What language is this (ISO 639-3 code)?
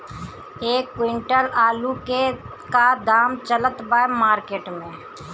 bho